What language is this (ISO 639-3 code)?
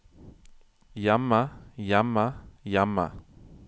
nor